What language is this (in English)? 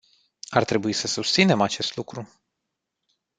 Romanian